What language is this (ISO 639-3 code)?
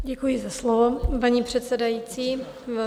ces